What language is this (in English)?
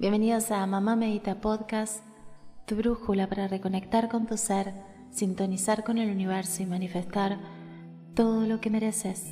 Spanish